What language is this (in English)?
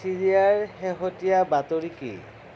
Assamese